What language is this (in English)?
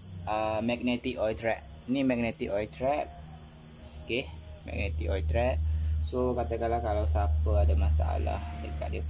Malay